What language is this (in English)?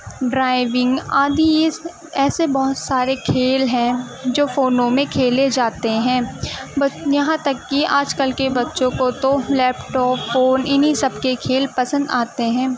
Urdu